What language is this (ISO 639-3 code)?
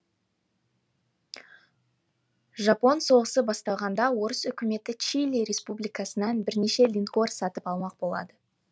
kaz